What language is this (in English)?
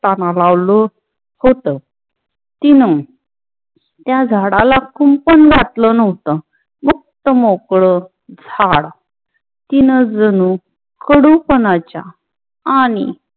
Marathi